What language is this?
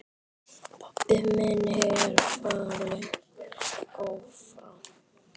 Icelandic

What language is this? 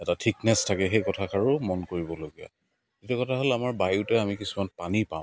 Assamese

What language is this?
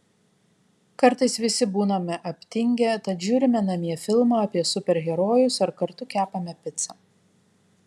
Lithuanian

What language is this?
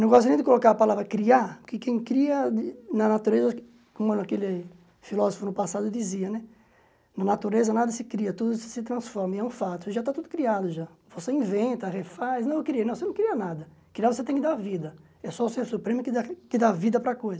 Portuguese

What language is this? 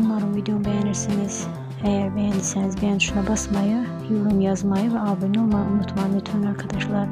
Turkish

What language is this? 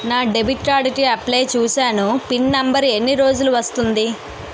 Telugu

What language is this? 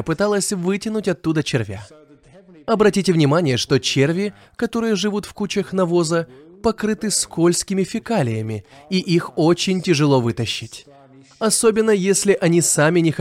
Russian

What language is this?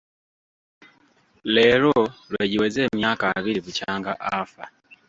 Ganda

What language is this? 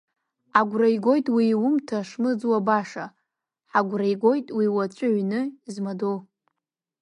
Abkhazian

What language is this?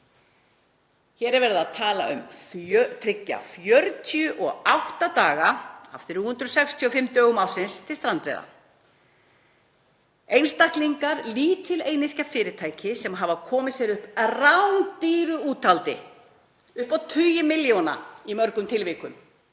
Icelandic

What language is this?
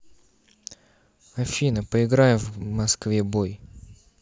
Russian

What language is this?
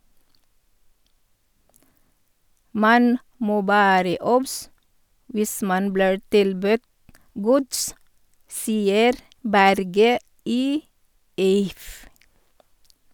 Norwegian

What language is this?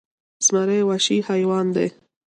Pashto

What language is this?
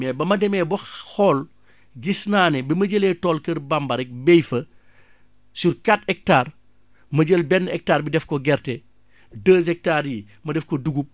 Wolof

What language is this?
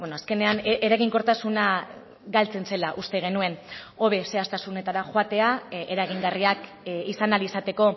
Basque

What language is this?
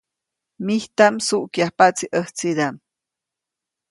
Copainalá Zoque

